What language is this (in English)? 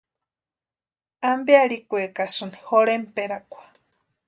Western Highland Purepecha